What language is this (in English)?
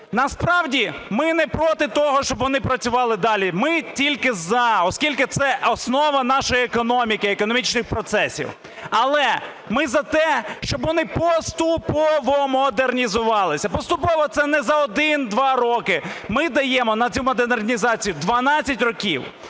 Ukrainian